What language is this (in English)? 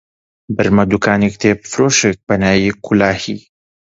Central Kurdish